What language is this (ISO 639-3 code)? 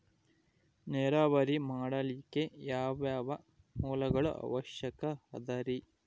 kan